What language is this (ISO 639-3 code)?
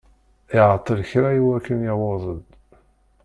kab